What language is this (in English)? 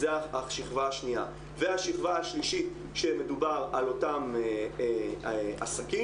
Hebrew